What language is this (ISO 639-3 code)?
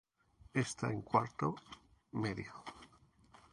spa